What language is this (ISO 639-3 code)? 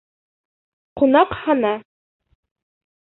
bak